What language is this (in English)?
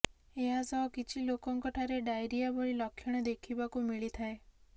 Odia